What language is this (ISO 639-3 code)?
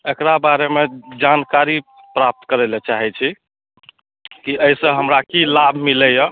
mai